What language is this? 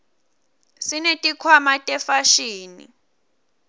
Swati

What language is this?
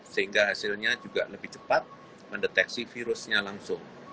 Indonesian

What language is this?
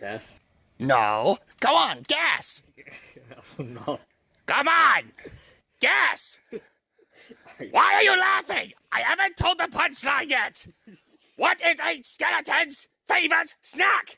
English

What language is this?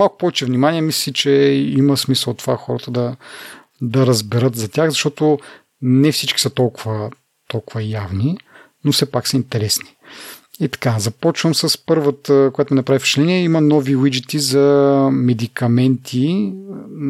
Bulgarian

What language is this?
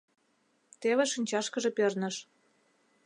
Mari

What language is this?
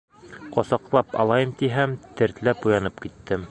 Bashkir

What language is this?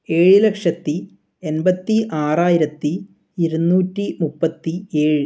Malayalam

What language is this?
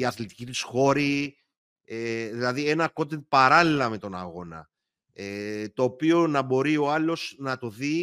Greek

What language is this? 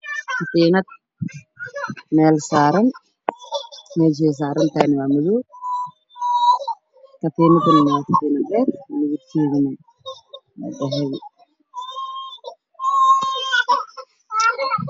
Somali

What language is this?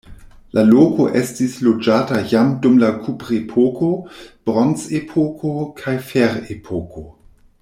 Esperanto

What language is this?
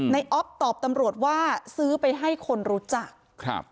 Thai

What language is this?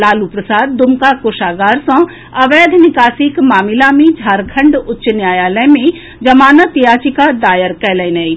Maithili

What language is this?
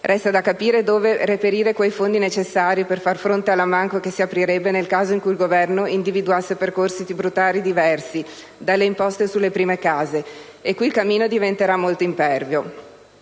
Italian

